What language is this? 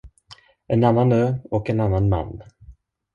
Swedish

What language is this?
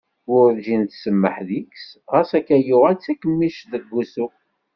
Kabyle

